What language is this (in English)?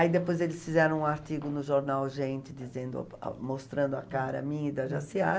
Portuguese